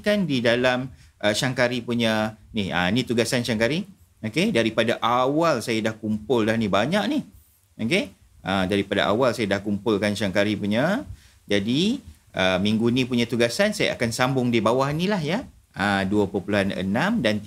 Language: Malay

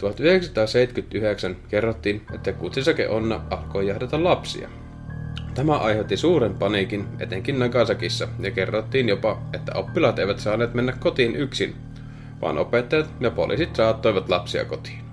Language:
Finnish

